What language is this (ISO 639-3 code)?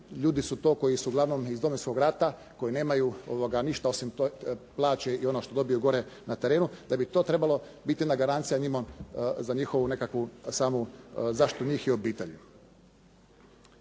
hrv